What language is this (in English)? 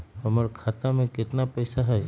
Magahi